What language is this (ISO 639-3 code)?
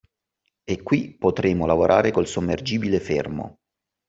ita